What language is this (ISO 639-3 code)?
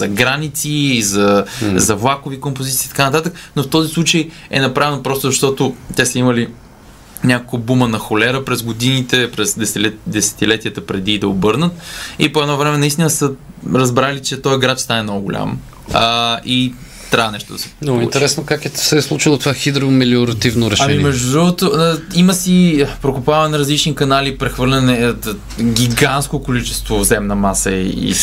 bul